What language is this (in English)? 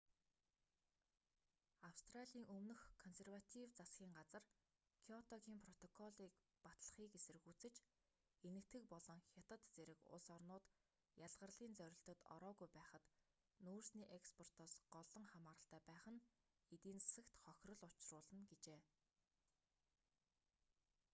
Mongolian